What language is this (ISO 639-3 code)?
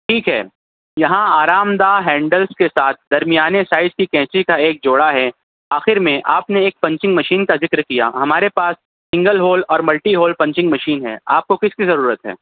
urd